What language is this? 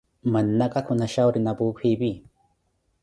Koti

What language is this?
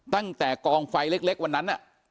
Thai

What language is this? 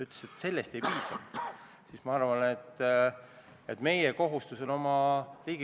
Estonian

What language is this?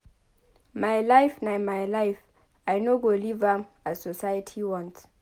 Nigerian Pidgin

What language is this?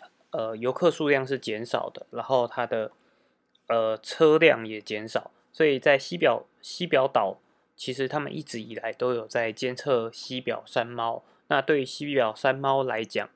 Chinese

